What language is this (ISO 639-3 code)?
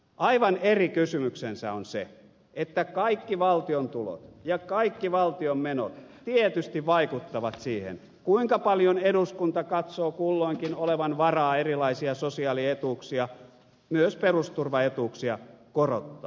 fin